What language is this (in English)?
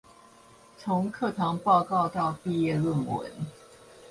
Chinese